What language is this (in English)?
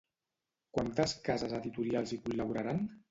Catalan